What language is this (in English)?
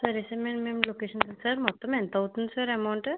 Telugu